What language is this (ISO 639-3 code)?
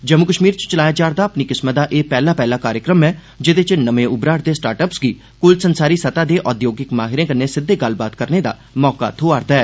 doi